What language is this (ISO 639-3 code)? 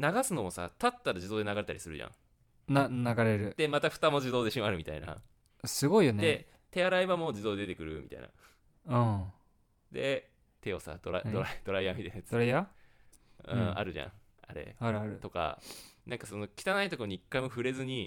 jpn